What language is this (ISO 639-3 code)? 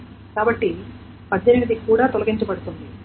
tel